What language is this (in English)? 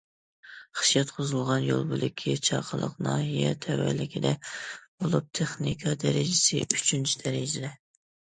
Uyghur